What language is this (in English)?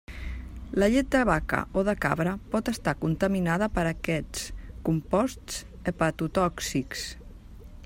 Catalan